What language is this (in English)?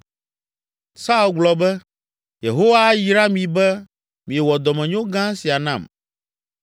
Ewe